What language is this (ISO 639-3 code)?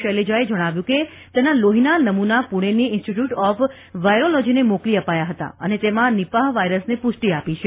guj